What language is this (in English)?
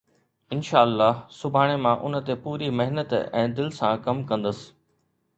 Sindhi